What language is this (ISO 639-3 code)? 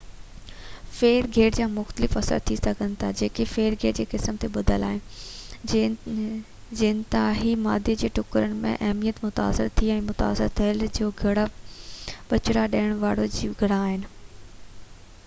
snd